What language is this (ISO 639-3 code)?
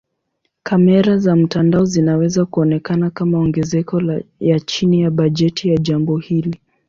swa